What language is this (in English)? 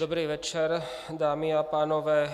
Czech